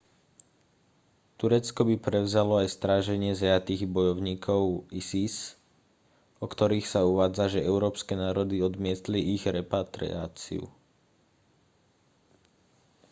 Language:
Slovak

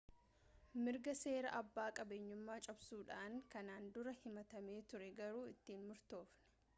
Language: Oromo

